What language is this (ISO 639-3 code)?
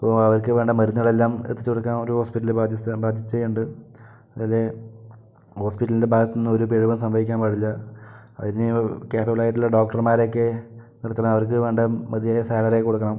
mal